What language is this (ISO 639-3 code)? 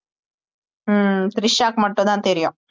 tam